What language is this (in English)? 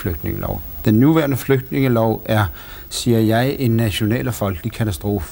Danish